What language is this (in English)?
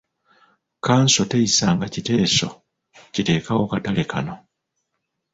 Ganda